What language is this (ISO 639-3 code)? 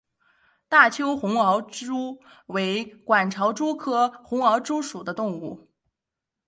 zho